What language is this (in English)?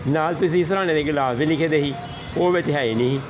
Punjabi